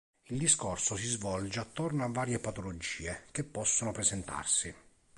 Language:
Italian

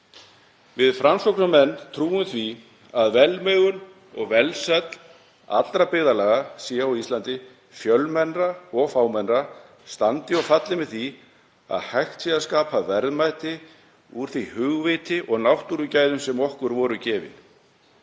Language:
Icelandic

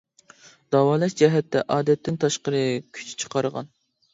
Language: Uyghur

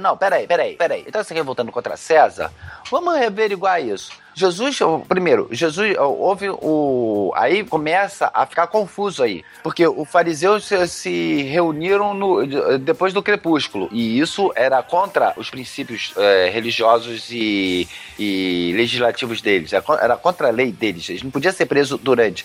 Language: Portuguese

